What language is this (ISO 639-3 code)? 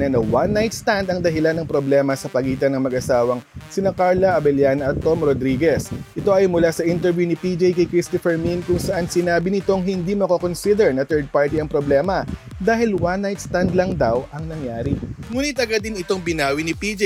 fil